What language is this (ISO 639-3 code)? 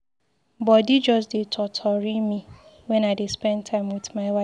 pcm